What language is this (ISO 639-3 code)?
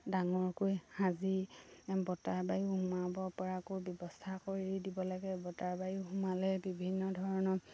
asm